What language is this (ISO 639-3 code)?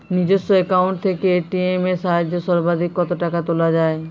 ben